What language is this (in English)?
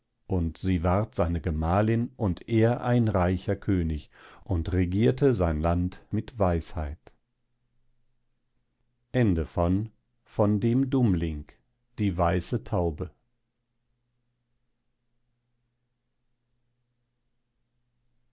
German